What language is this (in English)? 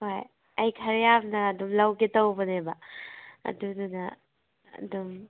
Manipuri